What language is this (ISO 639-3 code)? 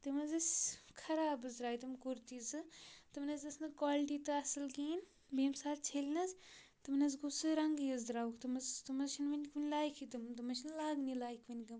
kas